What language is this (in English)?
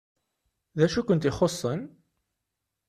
Kabyle